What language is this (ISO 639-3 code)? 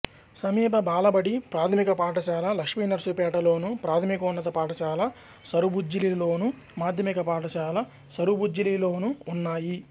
tel